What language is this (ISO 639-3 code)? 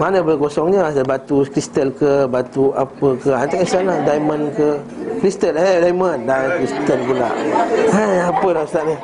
msa